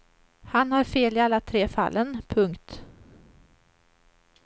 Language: Swedish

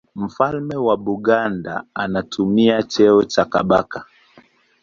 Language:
Swahili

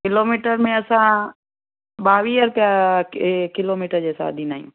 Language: Sindhi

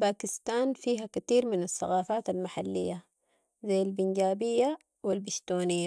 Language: Sudanese Arabic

